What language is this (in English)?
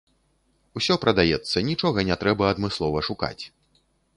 Belarusian